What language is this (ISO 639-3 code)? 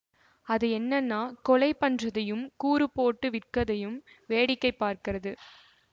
tam